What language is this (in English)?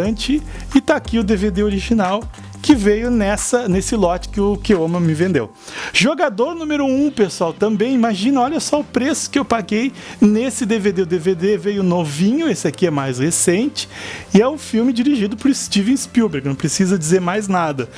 Portuguese